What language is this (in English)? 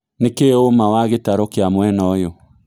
Kikuyu